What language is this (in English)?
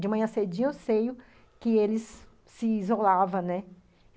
Portuguese